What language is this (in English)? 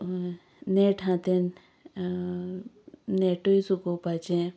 Konkani